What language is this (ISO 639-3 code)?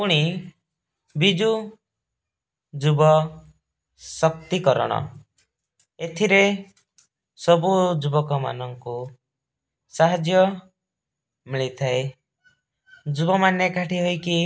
ori